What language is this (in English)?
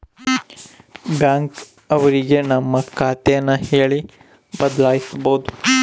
Kannada